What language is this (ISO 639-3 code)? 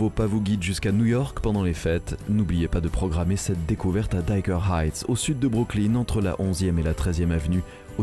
fra